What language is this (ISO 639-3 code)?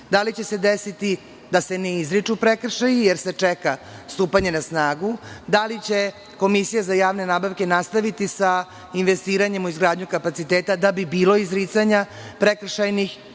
srp